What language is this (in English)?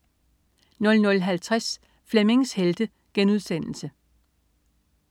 Danish